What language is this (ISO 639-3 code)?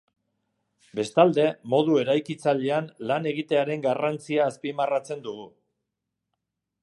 eus